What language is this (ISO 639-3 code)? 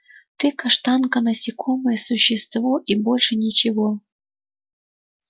rus